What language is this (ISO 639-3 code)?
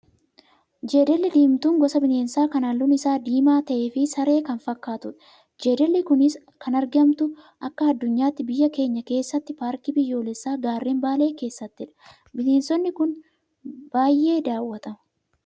orm